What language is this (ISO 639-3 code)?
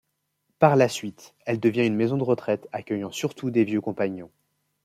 fra